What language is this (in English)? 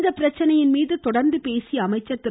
Tamil